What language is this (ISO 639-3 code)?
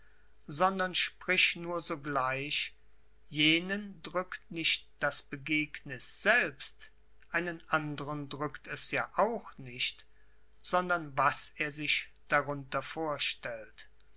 deu